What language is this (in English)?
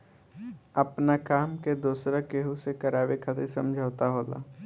Bhojpuri